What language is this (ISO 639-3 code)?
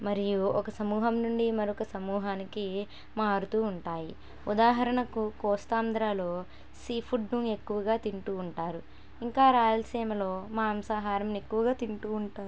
tel